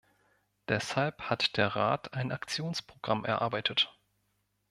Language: German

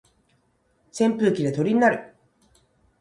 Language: Japanese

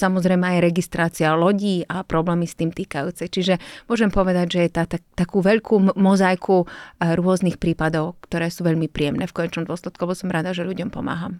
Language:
Slovak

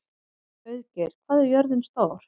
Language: Icelandic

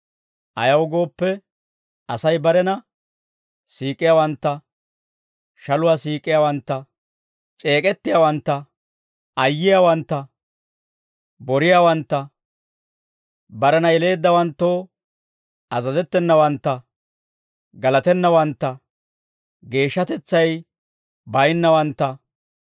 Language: Dawro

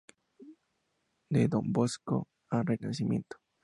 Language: Spanish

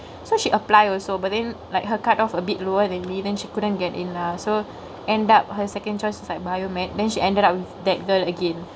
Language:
English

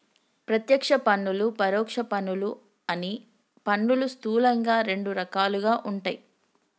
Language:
Telugu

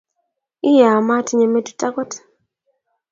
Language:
Kalenjin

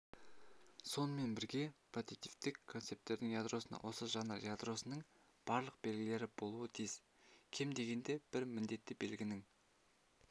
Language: Kazakh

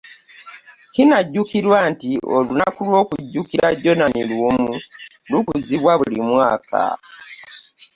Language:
Ganda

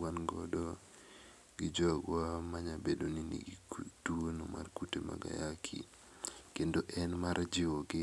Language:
Luo (Kenya and Tanzania)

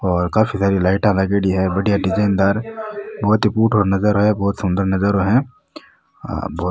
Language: Rajasthani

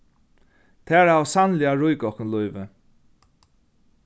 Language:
Faroese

